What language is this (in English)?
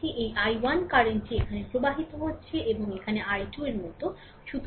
Bangla